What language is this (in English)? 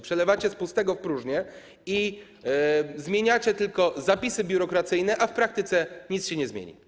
Polish